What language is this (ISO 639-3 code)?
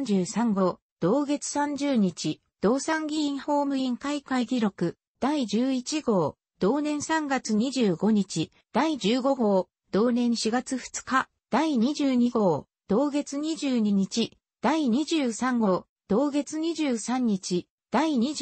jpn